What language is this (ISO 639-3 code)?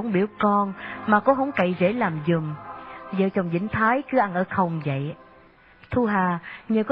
vie